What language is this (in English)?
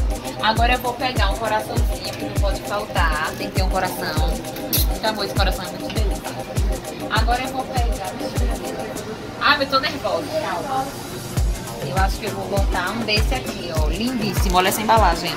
Portuguese